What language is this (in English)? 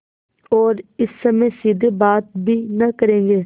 Hindi